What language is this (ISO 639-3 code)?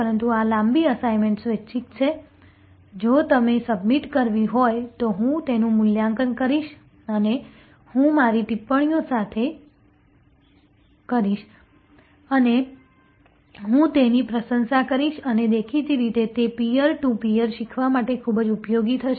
guj